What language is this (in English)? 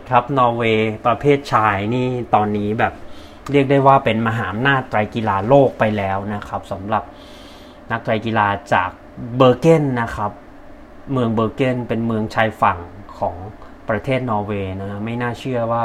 Thai